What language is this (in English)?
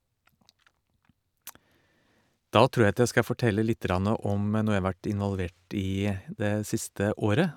Norwegian